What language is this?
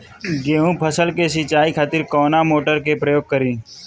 Bhojpuri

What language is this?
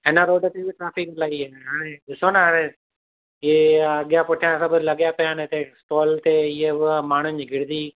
Sindhi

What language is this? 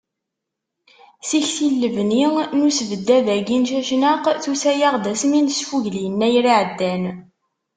Kabyle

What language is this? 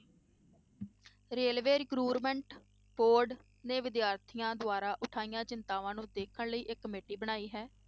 Punjabi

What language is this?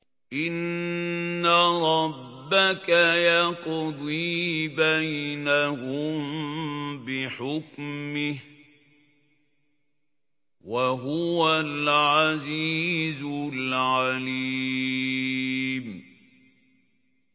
Arabic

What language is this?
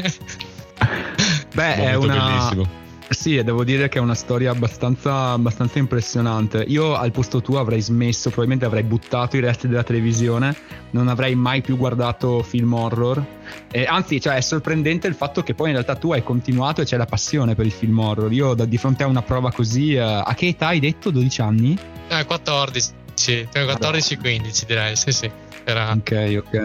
Italian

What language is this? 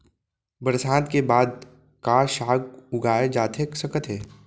Chhattisgarhi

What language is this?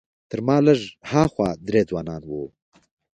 Pashto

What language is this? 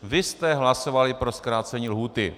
Czech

